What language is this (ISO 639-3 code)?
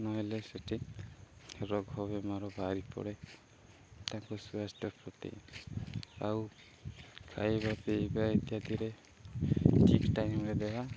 ori